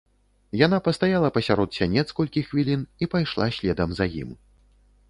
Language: Belarusian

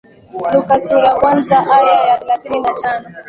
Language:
Swahili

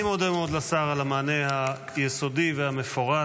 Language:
Hebrew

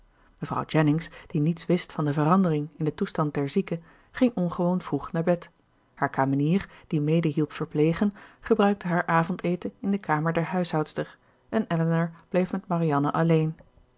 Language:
Dutch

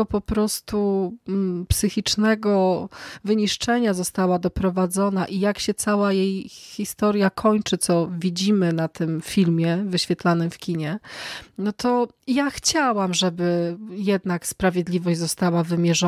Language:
Polish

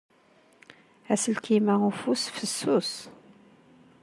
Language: Kabyle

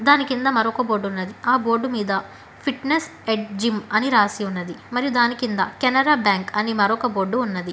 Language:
Telugu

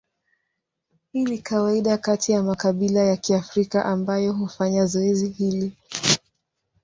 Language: Swahili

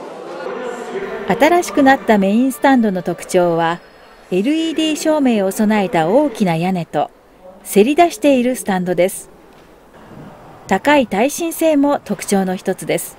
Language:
Japanese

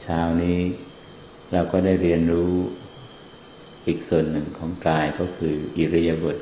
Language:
Thai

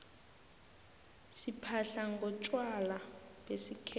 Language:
South Ndebele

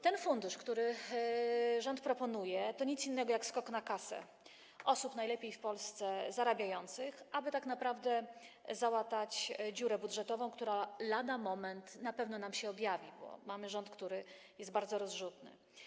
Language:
Polish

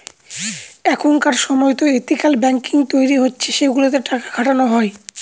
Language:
Bangla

